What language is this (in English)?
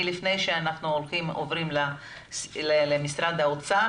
Hebrew